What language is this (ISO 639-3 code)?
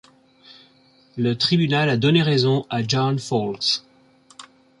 fra